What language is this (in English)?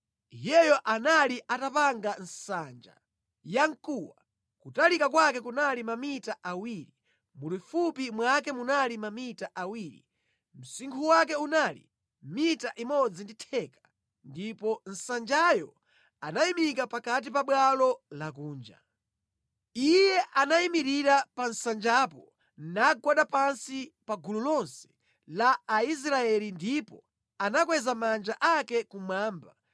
Nyanja